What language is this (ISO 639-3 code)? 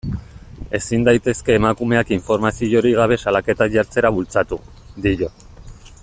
eus